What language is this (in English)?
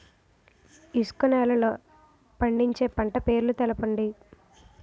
Telugu